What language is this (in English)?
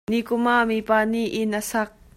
Hakha Chin